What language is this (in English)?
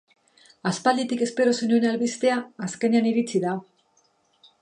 Basque